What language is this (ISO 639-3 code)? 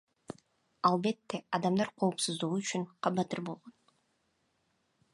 kir